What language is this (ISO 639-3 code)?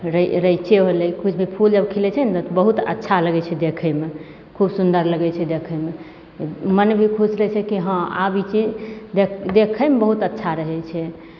mai